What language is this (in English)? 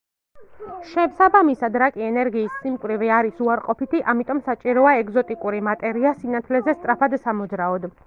Georgian